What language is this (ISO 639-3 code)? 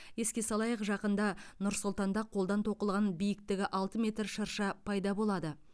kaz